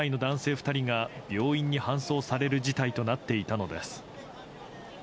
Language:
Japanese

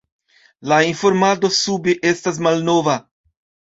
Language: Esperanto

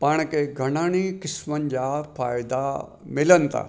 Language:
Sindhi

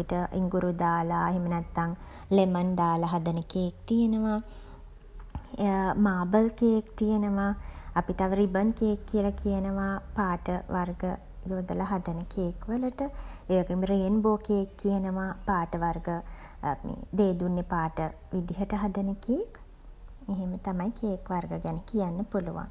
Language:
Sinhala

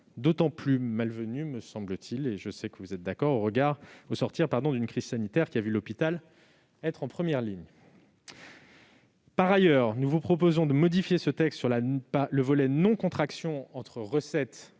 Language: French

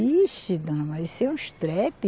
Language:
Portuguese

